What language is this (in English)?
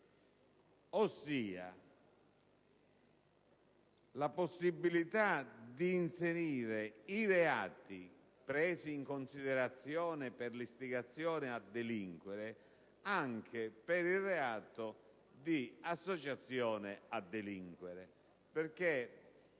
Italian